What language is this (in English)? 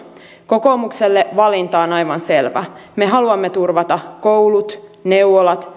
Finnish